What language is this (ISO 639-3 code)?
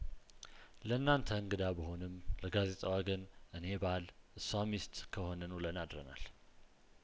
amh